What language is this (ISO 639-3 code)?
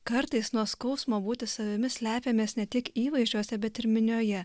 lit